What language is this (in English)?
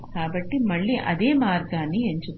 Telugu